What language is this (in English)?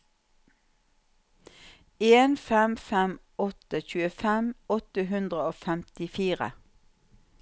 Norwegian